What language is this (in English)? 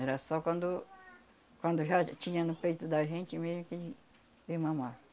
Portuguese